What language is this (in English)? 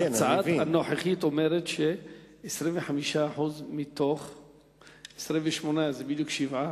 Hebrew